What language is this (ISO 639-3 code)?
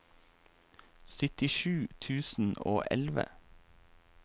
nor